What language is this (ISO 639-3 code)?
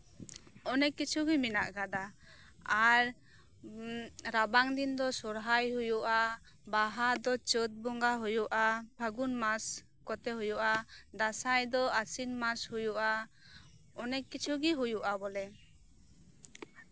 sat